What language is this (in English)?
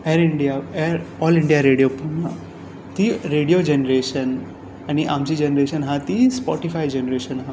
Konkani